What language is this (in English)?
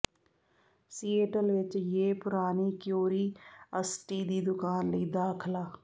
Punjabi